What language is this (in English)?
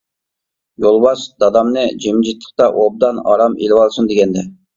Uyghur